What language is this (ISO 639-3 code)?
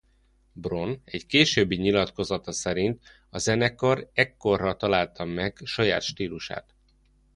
hun